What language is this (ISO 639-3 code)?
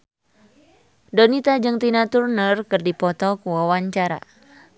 sun